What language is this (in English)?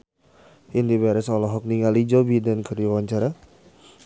Sundanese